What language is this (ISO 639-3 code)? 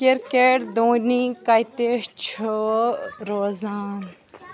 kas